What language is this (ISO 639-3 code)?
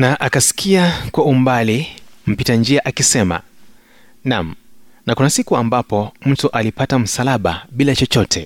swa